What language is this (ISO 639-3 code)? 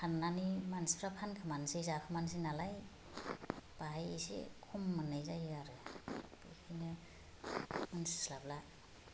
brx